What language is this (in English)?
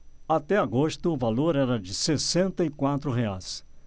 Portuguese